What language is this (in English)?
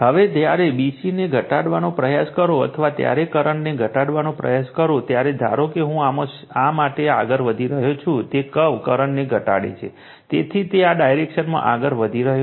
Gujarati